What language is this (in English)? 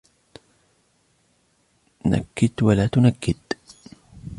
Arabic